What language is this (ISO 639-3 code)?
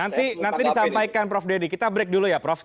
ind